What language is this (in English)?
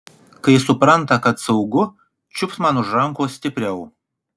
Lithuanian